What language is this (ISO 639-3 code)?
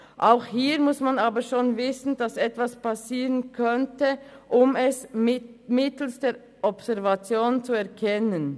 gsw